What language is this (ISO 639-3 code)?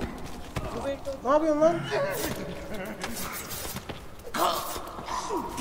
tur